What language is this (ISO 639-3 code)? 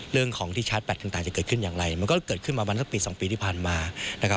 tha